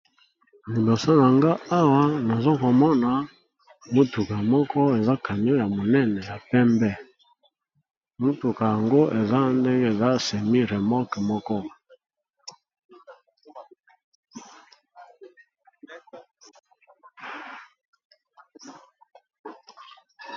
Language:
Lingala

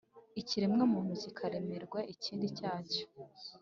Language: Kinyarwanda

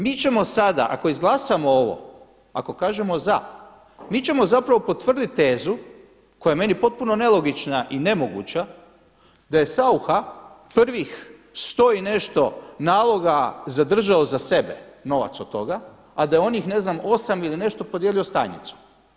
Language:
Croatian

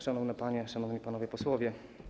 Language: Polish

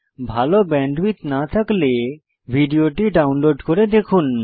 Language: Bangla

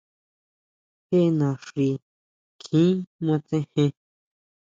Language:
Huautla Mazatec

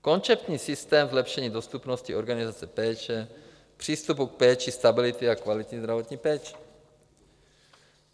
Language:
Czech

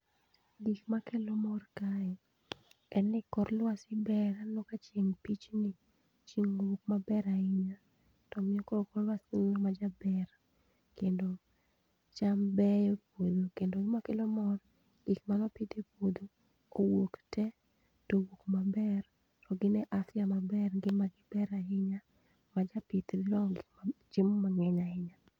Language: Luo (Kenya and Tanzania)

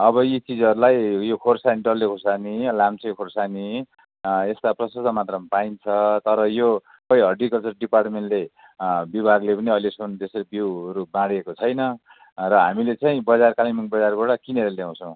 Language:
Nepali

